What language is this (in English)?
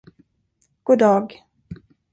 Swedish